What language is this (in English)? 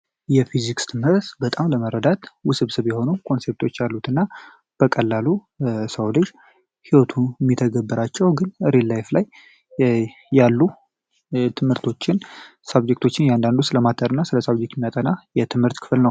Amharic